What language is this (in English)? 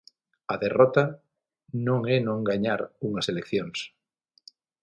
Galician